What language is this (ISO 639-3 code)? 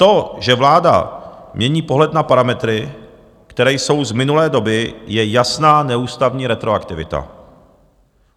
ces